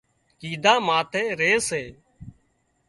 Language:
Wadiyara Koli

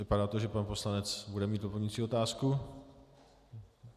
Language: Czech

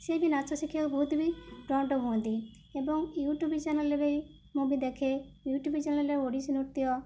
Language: Odia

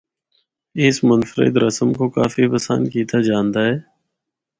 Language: Northern Hindko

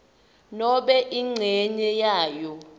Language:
Swati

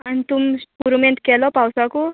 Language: Konkani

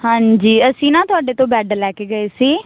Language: Punjabi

